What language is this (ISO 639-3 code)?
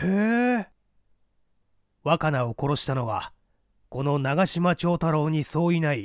jpn